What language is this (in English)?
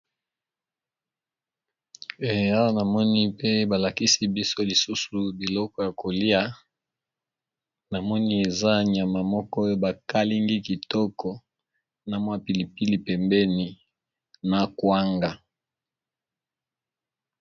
Lingala